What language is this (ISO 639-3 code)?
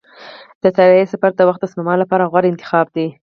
pus